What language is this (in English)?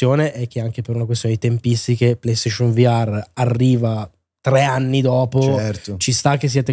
Italian